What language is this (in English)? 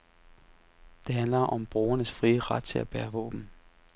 Danish